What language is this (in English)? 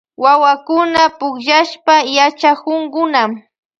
Loja Highland Quichua